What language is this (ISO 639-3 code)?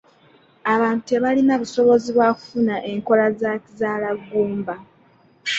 lug